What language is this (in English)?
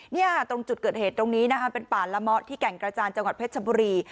Thai